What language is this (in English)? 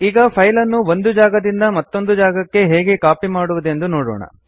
Kannada